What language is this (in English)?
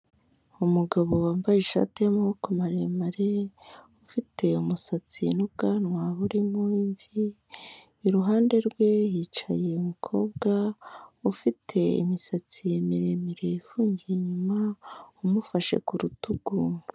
Kinyarwanda